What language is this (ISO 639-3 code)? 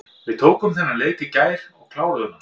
isl